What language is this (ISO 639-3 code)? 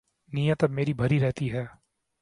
urd